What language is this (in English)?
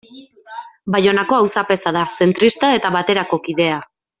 Basque